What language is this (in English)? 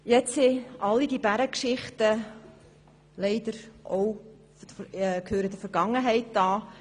Swiss German